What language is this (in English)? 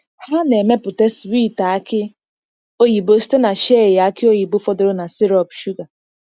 Igbo